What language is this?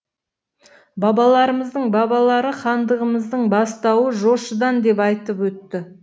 Kazakh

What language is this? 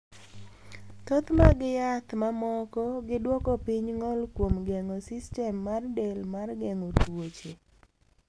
Luo (Kenya and Tanzania)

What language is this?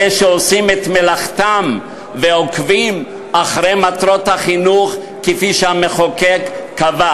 Hebrew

